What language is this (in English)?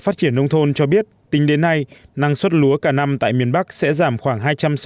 Vietnamese